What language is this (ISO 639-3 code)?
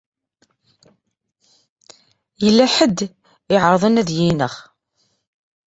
kab